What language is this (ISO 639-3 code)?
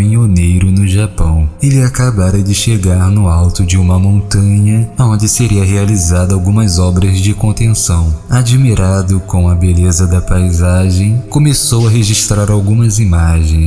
por